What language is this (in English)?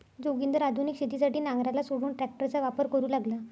Marathi